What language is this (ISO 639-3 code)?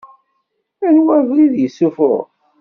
kab